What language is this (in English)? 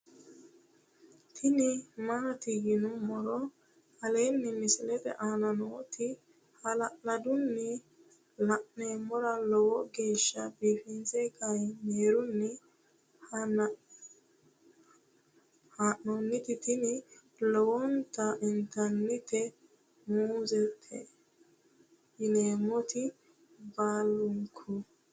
Sidamo